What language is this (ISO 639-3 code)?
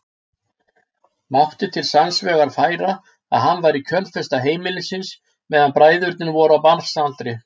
isl